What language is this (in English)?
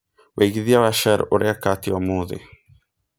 Kikuyu